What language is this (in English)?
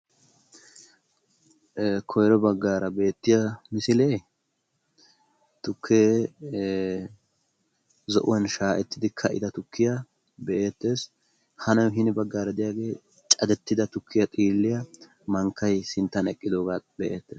Wolaytta